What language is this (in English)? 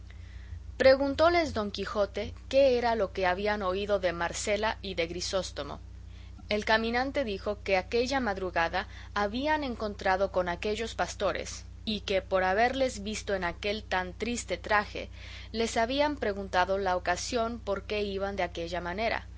Spanish